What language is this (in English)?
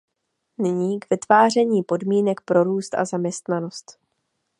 Czech